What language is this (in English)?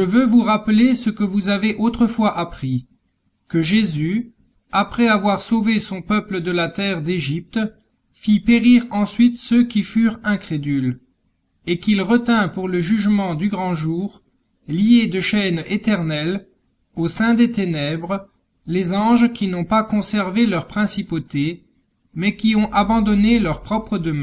French